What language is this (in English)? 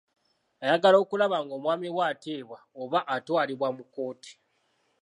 Ganda